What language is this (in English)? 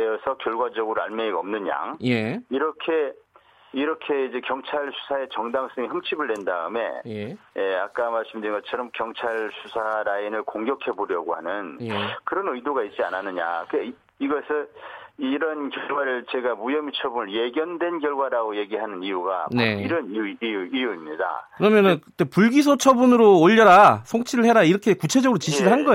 Korean